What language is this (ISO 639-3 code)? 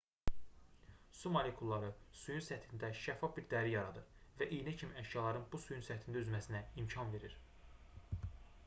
aze